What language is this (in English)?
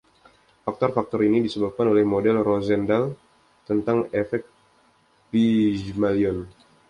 Indonesian